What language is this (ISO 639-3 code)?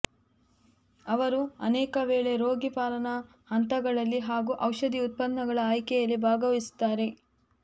kan